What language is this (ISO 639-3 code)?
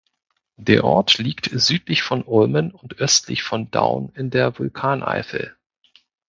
deu